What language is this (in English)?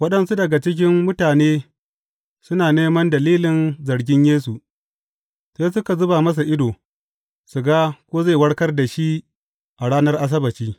Hausa